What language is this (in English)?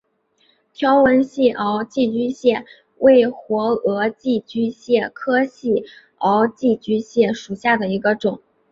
Chinese